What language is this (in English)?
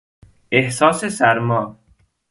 Persian